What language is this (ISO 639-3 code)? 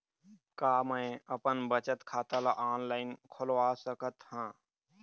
hne